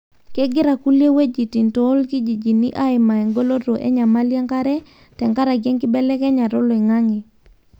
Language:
Masai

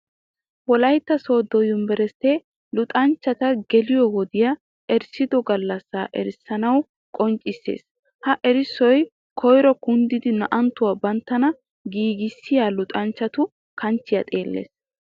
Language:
Wolaytta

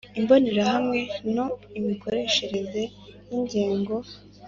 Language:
Kinyarwanda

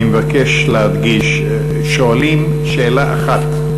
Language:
Hebrew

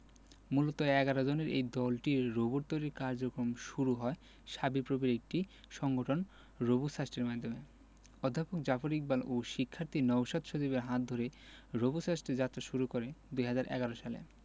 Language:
Bangla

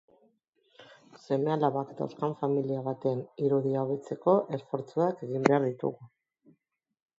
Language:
Basque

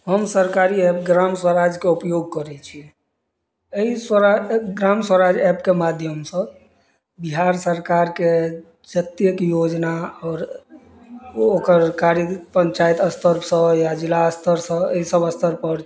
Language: Maithili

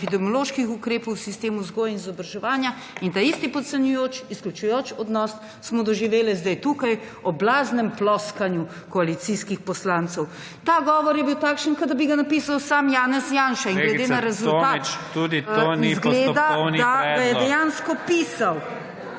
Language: Slovenian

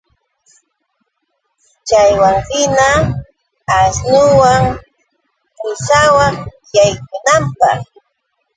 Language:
Yauyos Quechua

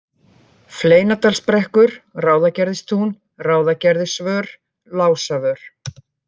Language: Icelandic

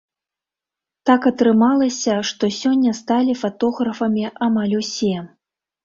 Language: Belarusian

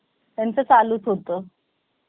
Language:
Marathi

